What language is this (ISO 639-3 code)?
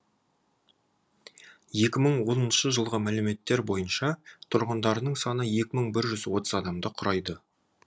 kaz